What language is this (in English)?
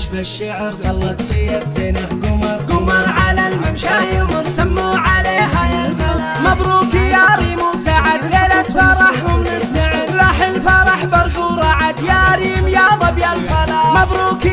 Arabic